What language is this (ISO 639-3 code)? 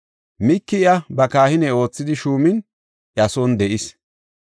gof